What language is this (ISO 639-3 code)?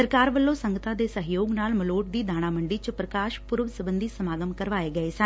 pan